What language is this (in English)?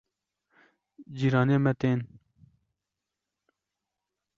Kurdish